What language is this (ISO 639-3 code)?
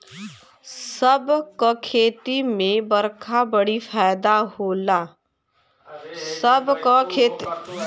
bho